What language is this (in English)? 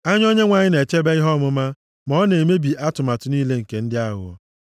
Igbo